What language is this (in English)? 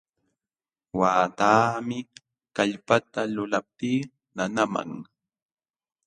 Jauja Wanca Quechua